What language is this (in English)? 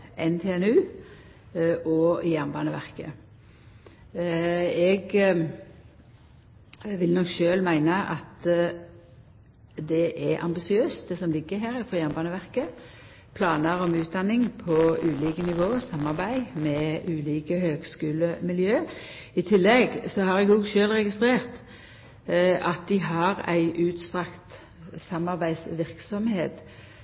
Norwegian Nynorsk